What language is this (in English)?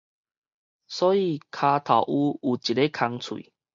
Min Nan Chinese